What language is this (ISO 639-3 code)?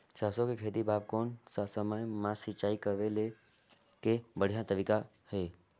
hne